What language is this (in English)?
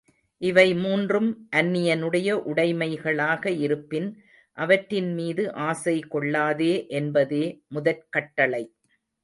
Tamil